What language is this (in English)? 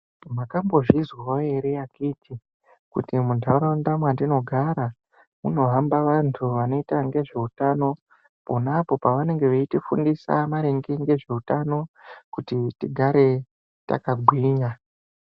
Ndau